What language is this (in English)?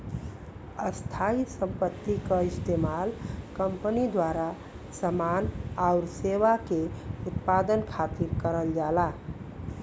Bhojpuri